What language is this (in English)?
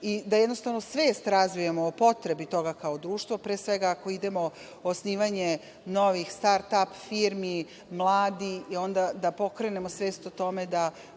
Serbian